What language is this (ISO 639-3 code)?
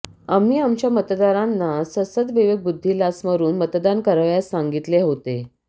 mar